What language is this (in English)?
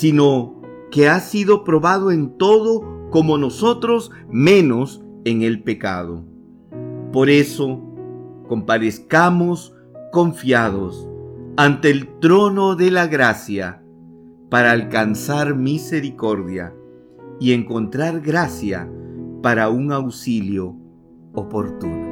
Spanish